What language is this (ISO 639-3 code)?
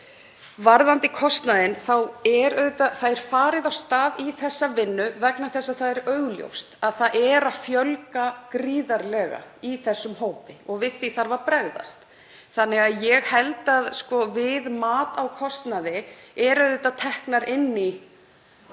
isl